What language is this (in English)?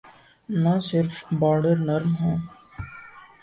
Urdu